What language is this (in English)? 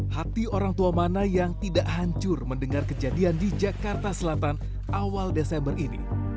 Indonesian